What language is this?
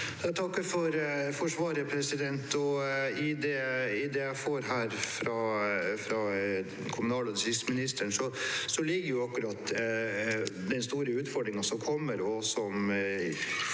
Norwegian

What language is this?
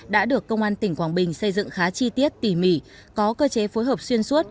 Vietnamese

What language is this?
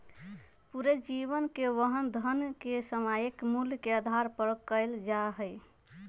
Magahi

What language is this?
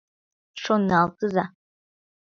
Mari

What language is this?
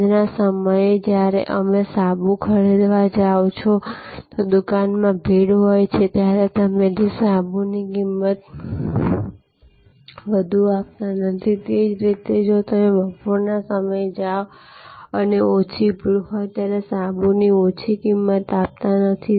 Gujarati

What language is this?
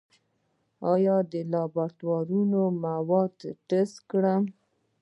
Pashto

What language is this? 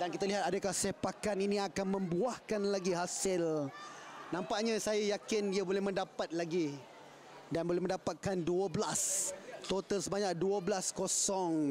Malay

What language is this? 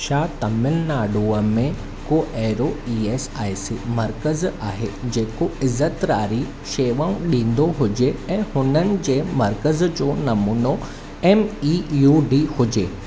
Sindhi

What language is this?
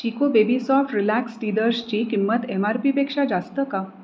Marathi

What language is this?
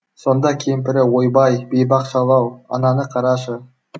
Kazakh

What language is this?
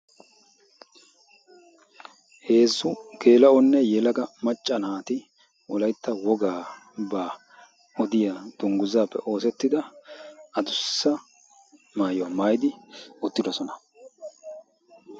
Wolaytta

